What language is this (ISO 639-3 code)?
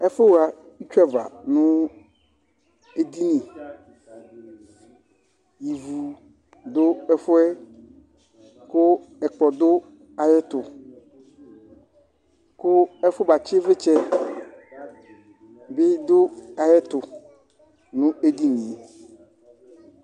kpo